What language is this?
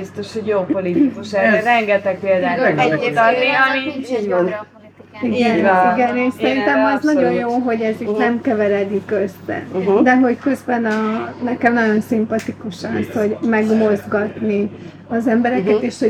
Hungarian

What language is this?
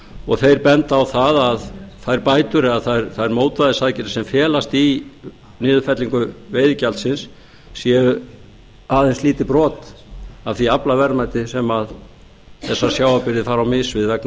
Icelandic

